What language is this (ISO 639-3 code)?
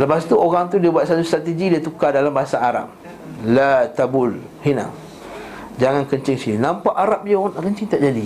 msa